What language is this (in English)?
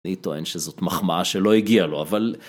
Hebrew